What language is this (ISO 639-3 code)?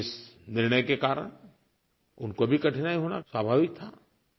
hin